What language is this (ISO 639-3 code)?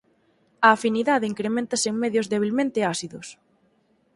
glg